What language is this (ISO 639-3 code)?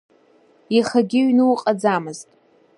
abk